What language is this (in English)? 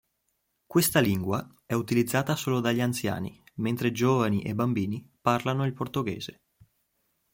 Italian